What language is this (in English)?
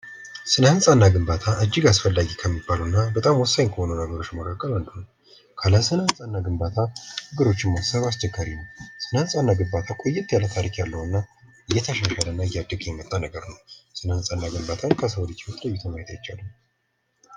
Amharic